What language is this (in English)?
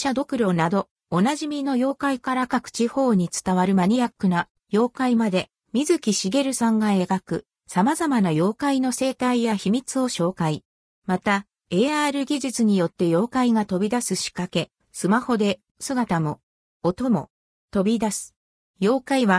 Japanese